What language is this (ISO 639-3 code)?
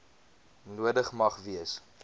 afr